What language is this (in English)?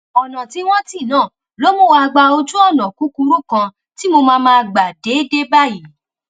Yoruba